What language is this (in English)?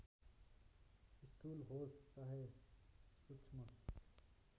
Nepali